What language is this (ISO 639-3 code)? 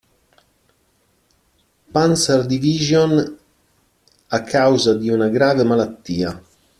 ita